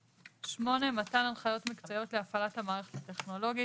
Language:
Hebrew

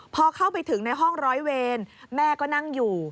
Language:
Thai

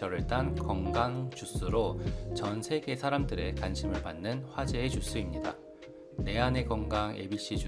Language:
Korean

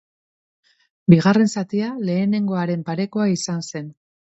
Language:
Basque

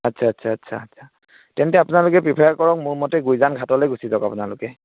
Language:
Assamese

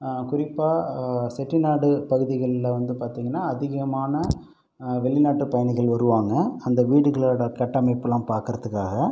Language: Tamil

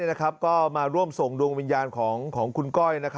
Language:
Thai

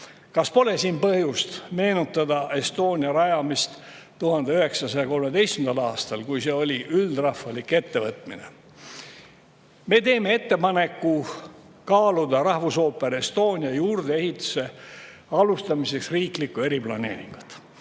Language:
Estonian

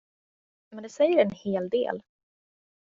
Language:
Swedish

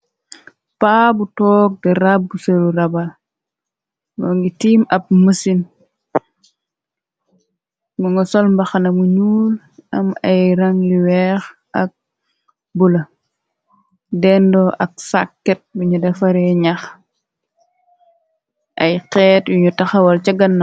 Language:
Wolof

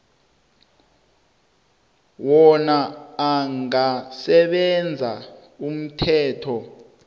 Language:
South Ndebele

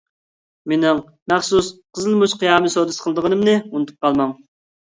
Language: Uyghur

